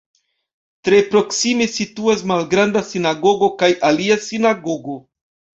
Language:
Esperanto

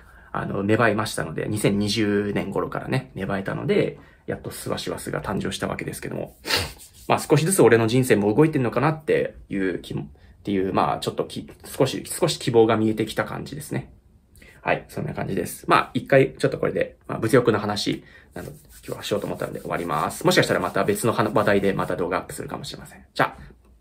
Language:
Japanese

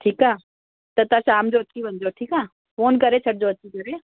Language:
Sindhi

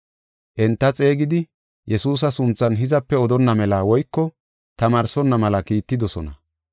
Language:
Gofa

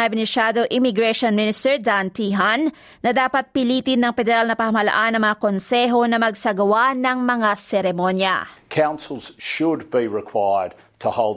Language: Filipino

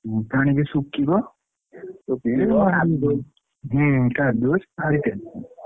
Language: Odia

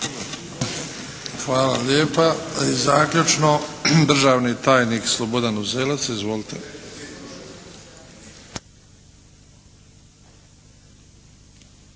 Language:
Croatian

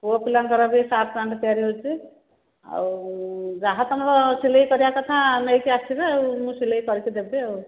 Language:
Odia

